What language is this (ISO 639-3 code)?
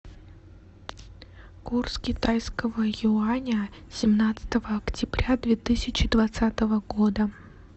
rus